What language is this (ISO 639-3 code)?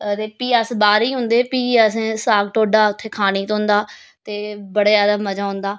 doi